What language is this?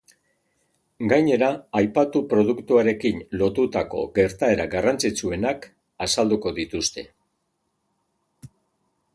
Basque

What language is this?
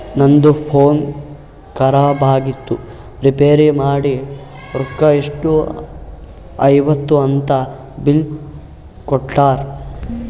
Kannada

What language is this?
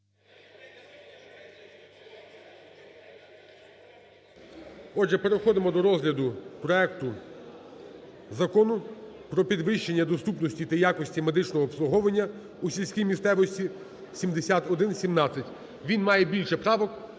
Ukrainian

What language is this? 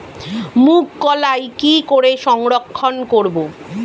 Bangla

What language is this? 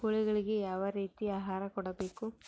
Kannada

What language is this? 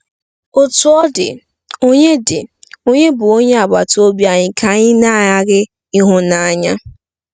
Igbo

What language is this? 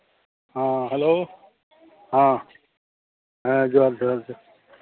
Santali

